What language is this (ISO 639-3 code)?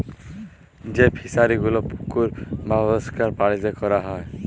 ben